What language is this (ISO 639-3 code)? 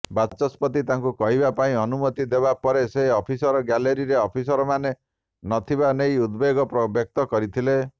ori